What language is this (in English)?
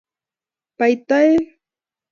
Kalenjin